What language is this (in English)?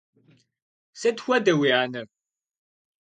Kabardian